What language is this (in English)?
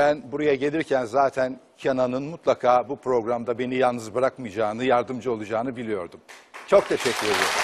Turkish